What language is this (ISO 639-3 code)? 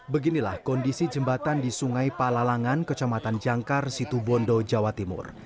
ind